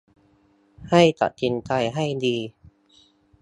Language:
Thai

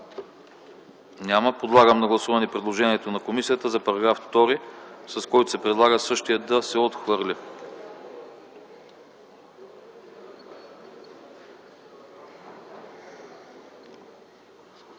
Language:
Bulgarian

